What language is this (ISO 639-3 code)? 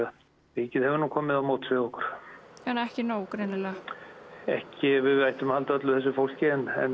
isl